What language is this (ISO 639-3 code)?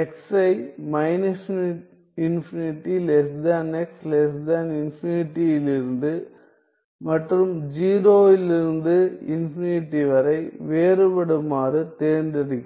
tam